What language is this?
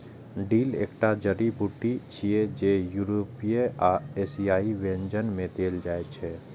Maithili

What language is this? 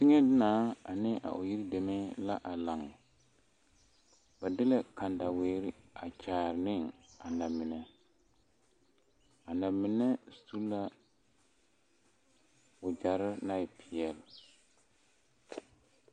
Southern Dagaare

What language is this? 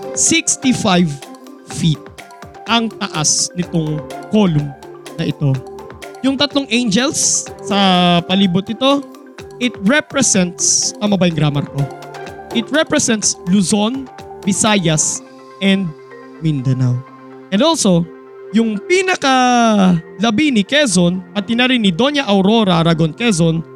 Filipino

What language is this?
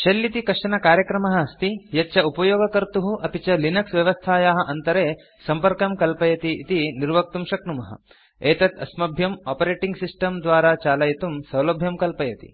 Sanskrit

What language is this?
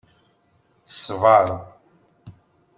Kabyle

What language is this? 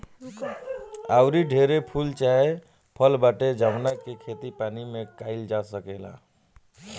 Bhojpuri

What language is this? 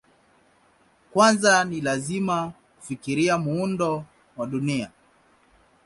Swahili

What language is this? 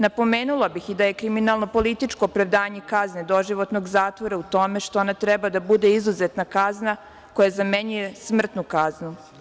Serbian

